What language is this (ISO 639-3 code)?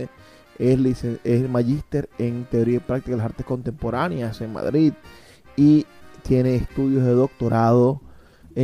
spa